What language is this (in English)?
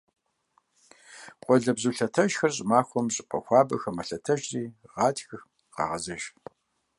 Kabardian